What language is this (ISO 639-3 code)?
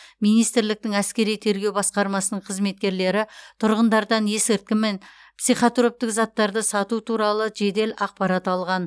kaz